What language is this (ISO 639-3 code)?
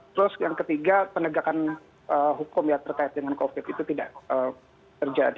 ind